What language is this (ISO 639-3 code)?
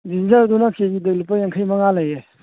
mni